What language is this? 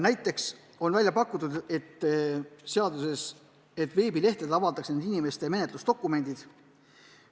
Estonian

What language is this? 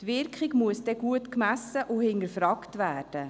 Swiss German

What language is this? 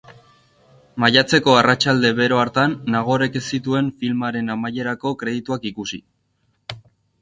Basque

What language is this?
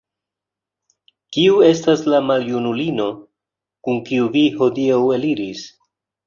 Esperanto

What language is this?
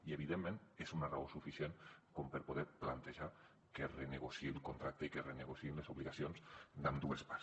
Catalan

